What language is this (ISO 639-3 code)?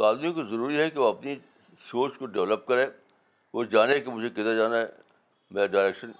urd